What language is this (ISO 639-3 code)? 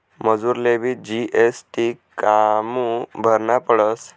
mar